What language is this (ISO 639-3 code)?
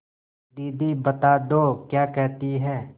hin